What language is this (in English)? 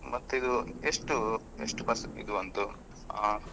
Kannada